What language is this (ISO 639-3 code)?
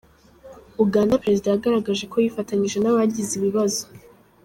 kin